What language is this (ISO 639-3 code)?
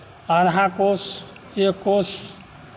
mai